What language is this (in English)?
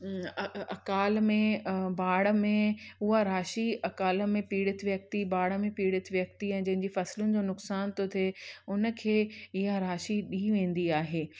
Sindhi